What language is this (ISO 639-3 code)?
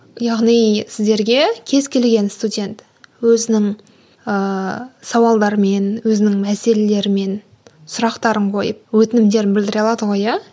kaz